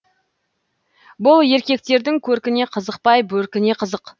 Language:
Kazakh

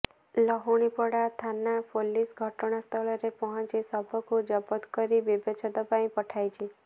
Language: Odia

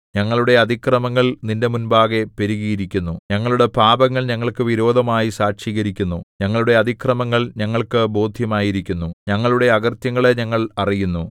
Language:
Malayalam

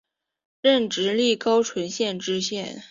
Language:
Chinese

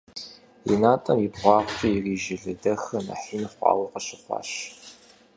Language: Kabardian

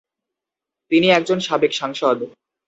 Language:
Bangla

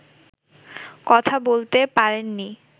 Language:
Bangla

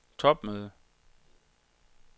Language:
Danish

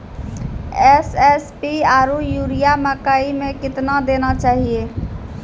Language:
Maithili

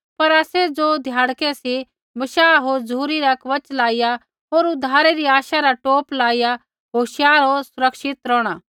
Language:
Kullu Pahari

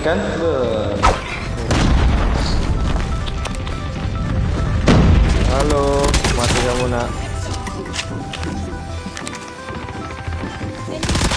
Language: Indonesian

